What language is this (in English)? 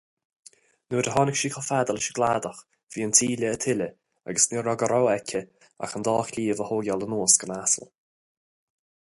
Irish